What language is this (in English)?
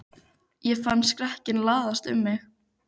Icelandic